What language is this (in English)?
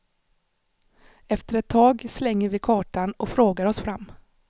Swedish